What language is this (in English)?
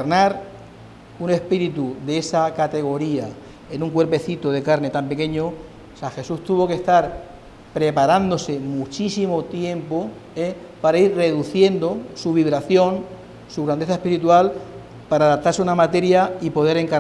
Spanish